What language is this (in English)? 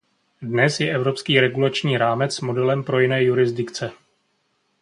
Czech